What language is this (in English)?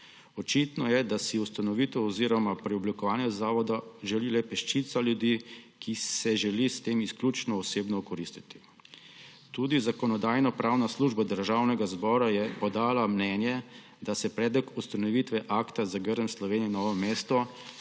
Slovenian